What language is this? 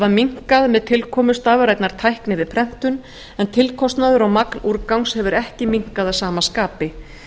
Icelandic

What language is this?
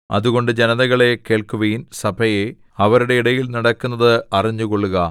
Malayalam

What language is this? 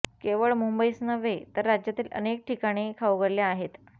Marathi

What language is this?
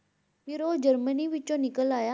Punjabi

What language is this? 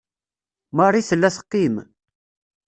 Kabyle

